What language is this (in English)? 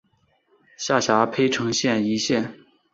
Chinese